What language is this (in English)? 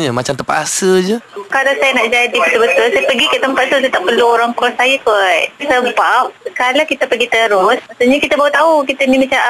Malay